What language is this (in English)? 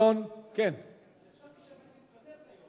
Hebrew